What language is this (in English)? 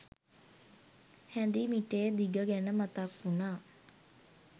Sinhala